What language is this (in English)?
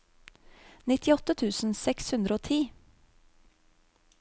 Norwegian